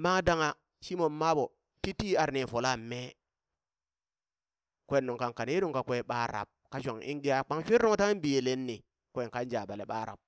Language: Burak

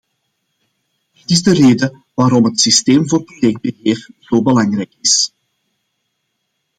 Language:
Dutch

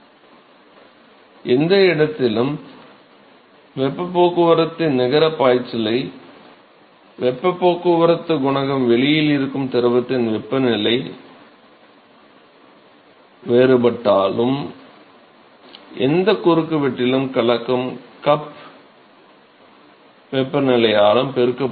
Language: Tamil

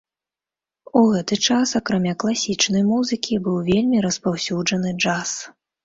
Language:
Belarusian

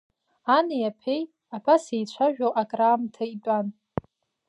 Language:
Abkhazian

